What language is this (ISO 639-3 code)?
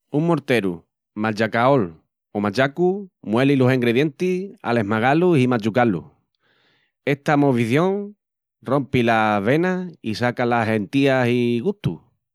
ext